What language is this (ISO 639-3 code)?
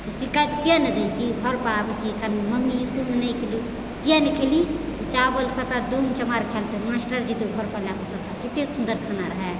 mai